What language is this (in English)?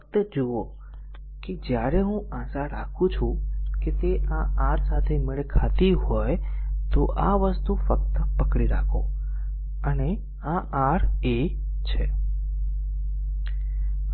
Gujarati